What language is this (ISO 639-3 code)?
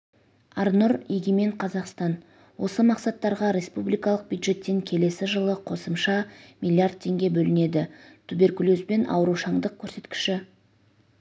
kaz